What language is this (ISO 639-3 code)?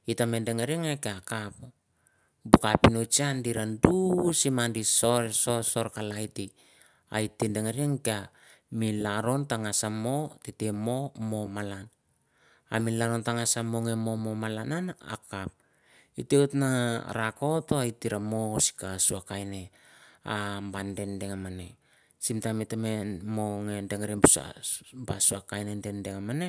tbf